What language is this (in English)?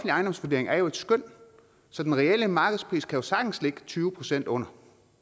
Danish